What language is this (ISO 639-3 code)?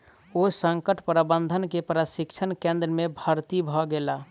mai